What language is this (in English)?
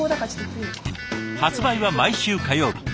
Japanese